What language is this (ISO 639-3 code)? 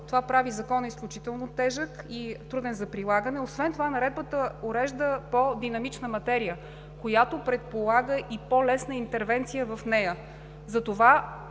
bul